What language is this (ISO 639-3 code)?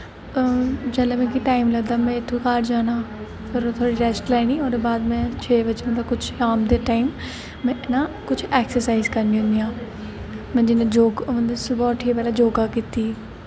doi